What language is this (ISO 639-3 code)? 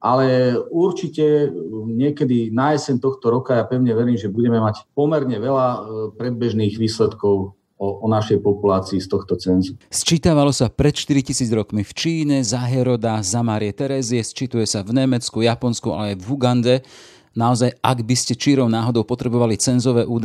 slk